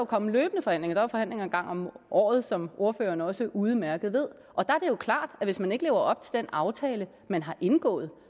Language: Danish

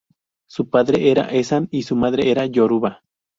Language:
Spanish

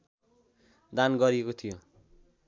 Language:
Nepali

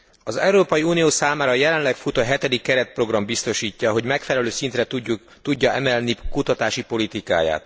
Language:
Hungarian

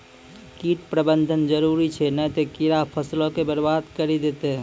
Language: Maithili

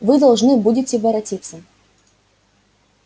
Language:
Russian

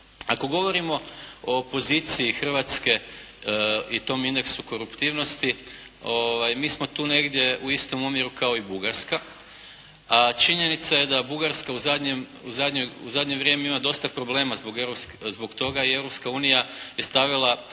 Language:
Croatian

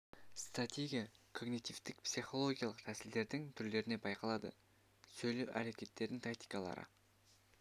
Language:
Kazakh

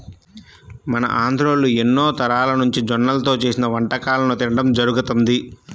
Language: Telugu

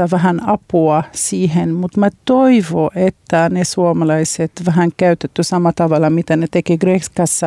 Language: Finnish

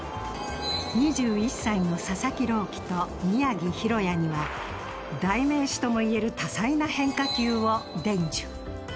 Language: Japanese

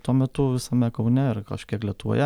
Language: Lithuanian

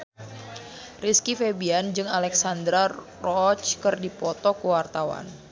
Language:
Sundanese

